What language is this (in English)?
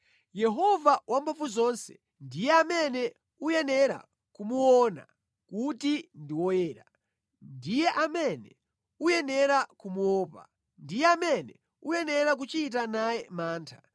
Nyanja